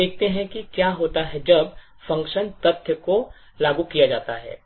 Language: Hindi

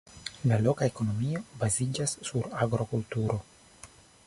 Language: Esperanto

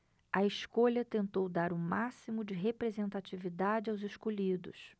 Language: Portuguese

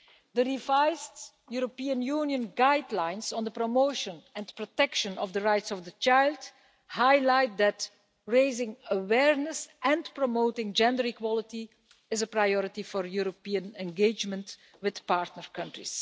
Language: English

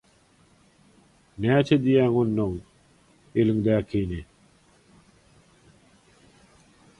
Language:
Turkmen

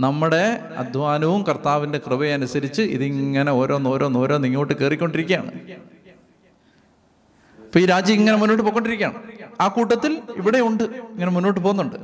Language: Malayalam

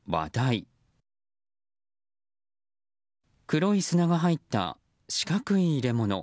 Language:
Japanese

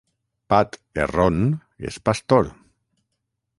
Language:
Catalan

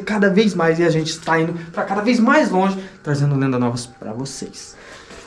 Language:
Portuguese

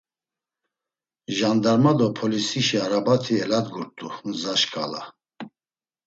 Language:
Laz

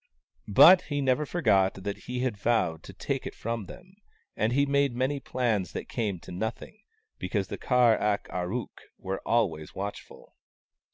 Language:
English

